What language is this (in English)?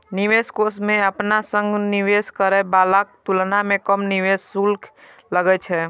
Maithili